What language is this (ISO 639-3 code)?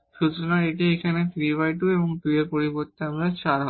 ben